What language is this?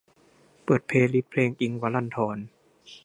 Thai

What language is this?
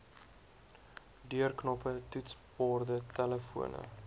Afrikaans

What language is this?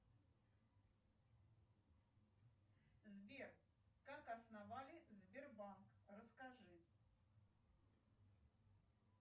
Russian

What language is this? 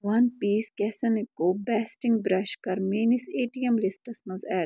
Kashmiri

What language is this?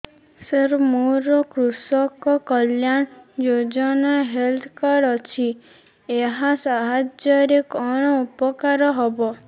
Odia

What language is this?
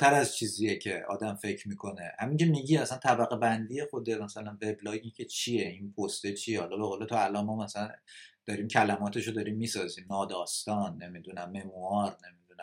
Persian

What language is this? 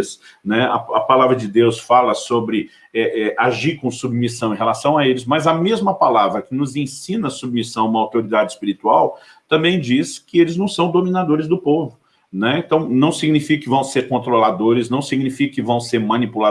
Portuguese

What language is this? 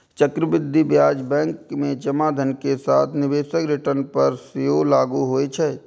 Maithili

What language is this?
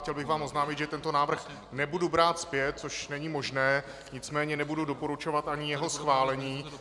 Czech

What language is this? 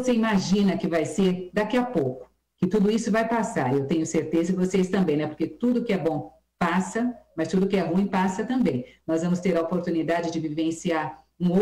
Portuguese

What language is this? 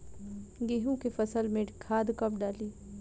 Bhojpuri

